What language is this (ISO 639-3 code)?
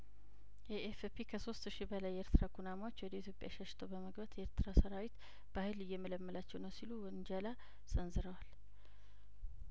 amh